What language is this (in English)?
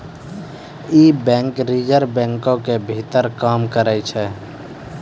Maithili